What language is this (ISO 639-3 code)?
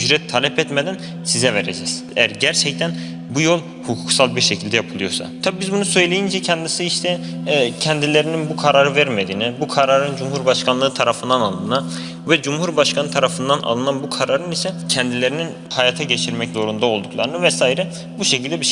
tur